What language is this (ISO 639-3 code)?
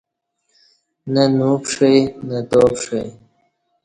bsh